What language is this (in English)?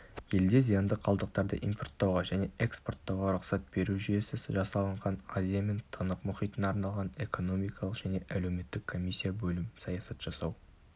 Kazakh